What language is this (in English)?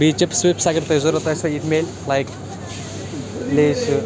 Kashmiri